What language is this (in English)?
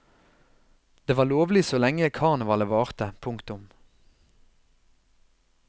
Norwegian